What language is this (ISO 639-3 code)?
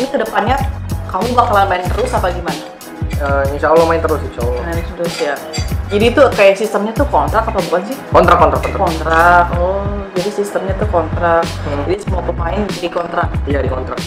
ind